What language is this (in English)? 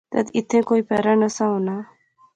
Pahari-Potwari